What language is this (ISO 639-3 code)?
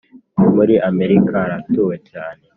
kin